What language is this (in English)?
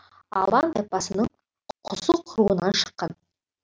Kazakh